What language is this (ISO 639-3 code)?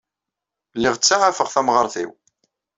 kab